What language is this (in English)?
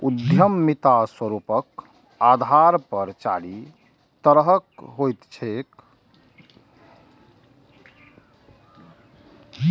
Maithili